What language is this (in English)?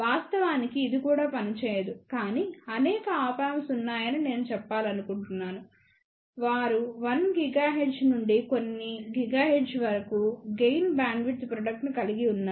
Telugu